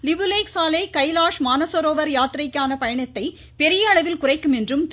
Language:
Tamil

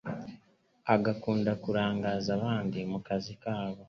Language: Kinyarwanda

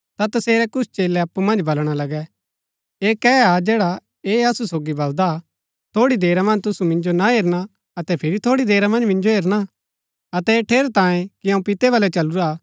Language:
Gaddi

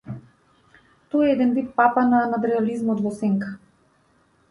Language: Macedonian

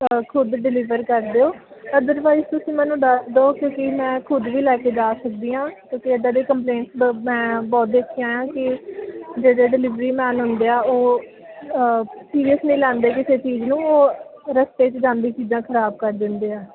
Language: Punjabi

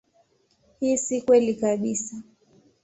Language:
Swahili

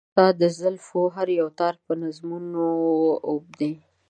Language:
Pashto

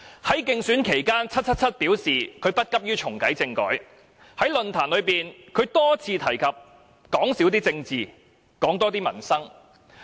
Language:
Cantonese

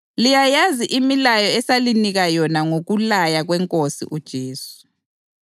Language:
North Ndebele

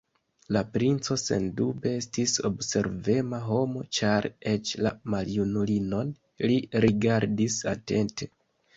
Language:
Esperanto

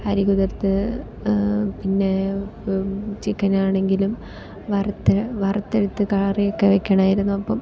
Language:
Malayalam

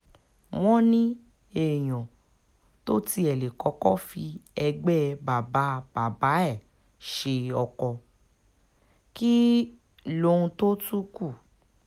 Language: Yoruba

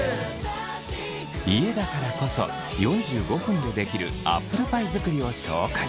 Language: Japanese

